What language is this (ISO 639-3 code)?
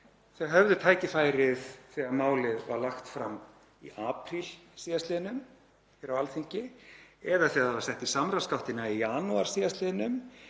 isl